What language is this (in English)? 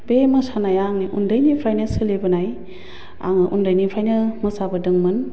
Bodo